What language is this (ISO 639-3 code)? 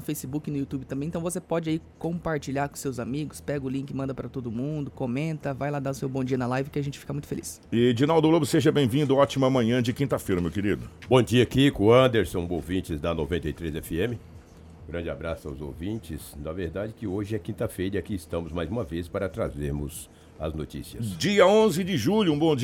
por